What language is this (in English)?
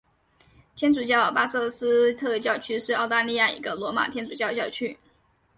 Chinese